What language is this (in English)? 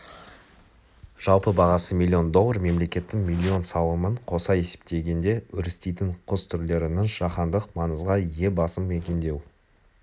Kazakh